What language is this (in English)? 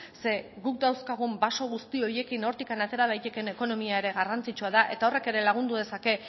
Basque